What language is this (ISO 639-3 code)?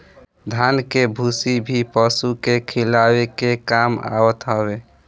bho